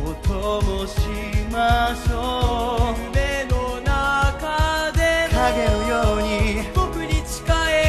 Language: Japanese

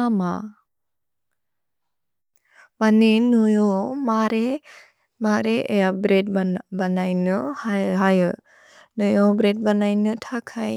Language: Bodo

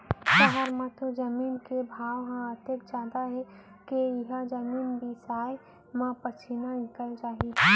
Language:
Chhattisgarhi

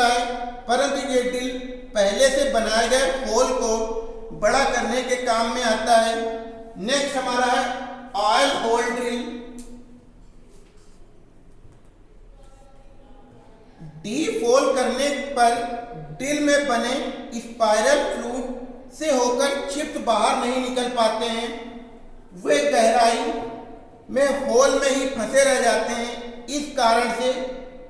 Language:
Hindi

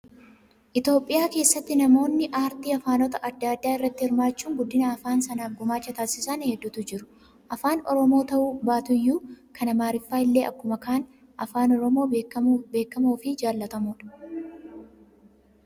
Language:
Oromo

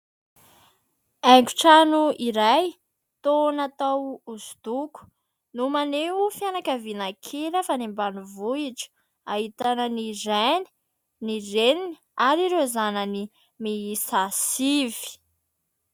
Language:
Malagasy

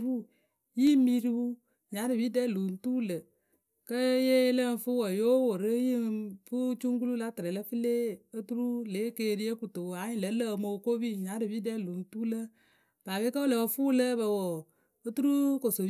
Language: Akebu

